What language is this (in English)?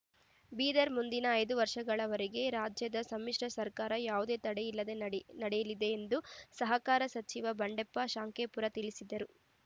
Kannada